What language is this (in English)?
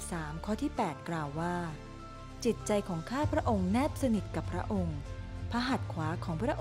Thai